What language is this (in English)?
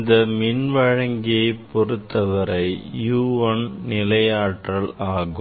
Tamil